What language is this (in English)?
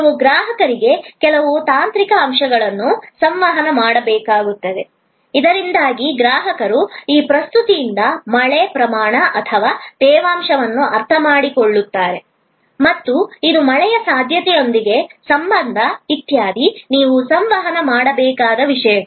Kannada